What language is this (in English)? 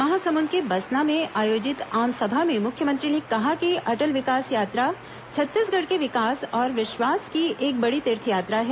Hindi